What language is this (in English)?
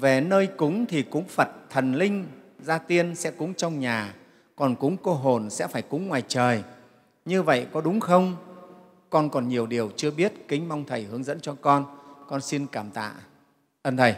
Vietnamese